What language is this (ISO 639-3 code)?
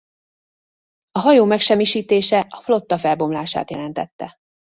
hun